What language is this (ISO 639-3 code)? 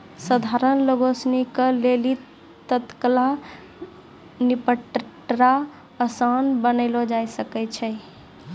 mai